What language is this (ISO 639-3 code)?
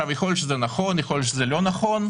heb